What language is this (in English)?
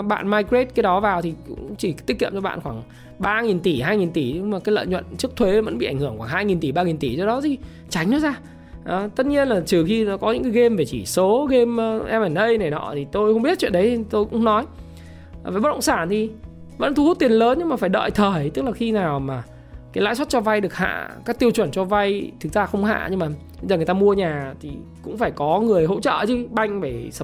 Vietnamese